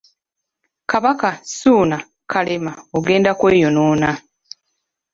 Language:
Ganda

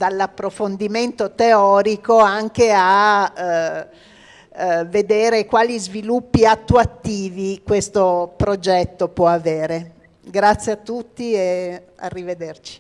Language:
Italian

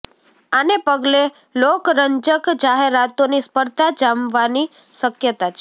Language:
Gujarati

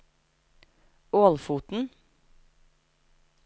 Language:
Norwegian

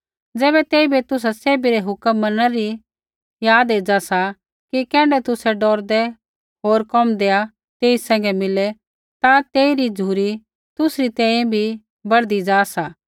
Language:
Kullu Pahari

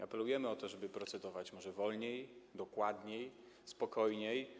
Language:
Polish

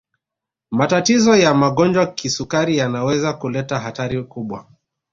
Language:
Swahili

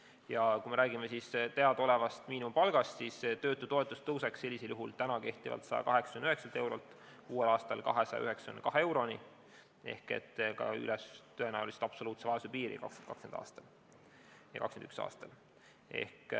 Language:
Estonian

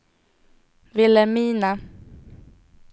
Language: Swedish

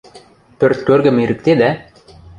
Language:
Western Mari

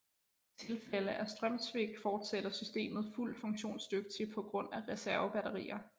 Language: Danish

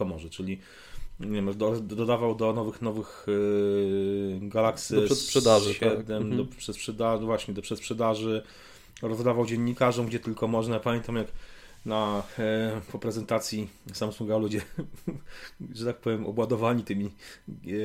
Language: Polish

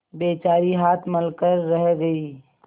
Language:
Hindi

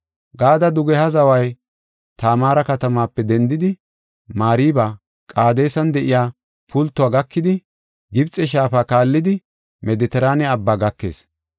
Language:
Gofa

